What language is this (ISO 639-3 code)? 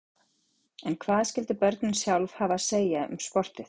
isl